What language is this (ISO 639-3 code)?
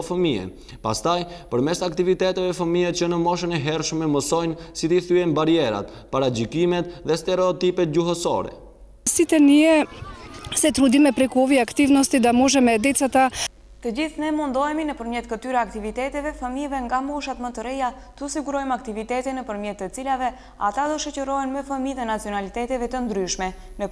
ron